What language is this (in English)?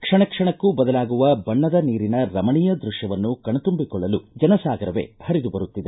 Kannada